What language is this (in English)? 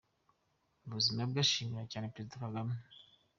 Kinyarwanda